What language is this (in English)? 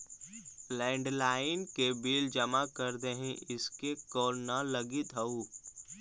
Magahi